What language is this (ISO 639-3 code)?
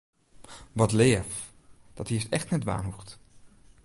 fry